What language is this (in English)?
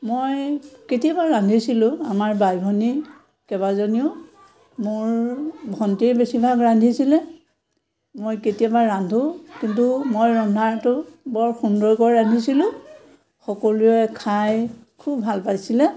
Assamese